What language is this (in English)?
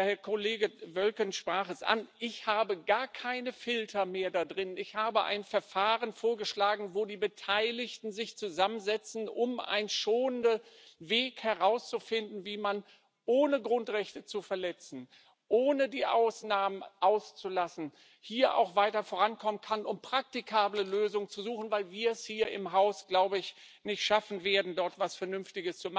German